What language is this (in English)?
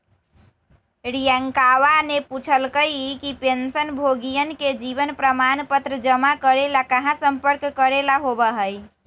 Magahi